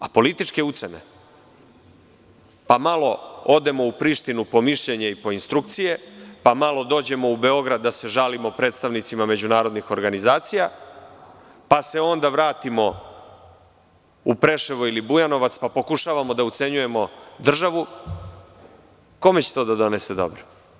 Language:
Serbian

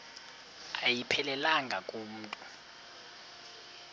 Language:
Xhosa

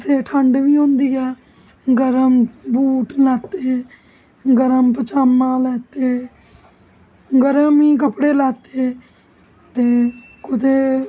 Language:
Dogri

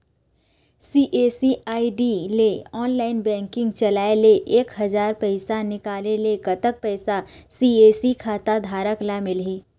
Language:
Chhattisgarhi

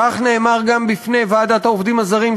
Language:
Hebrew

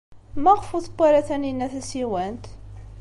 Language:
Kabyle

